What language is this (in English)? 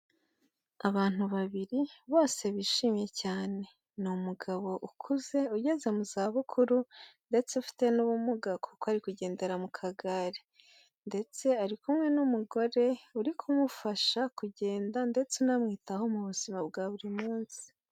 Kinyarwanda